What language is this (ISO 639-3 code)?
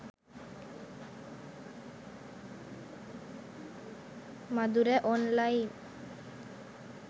sin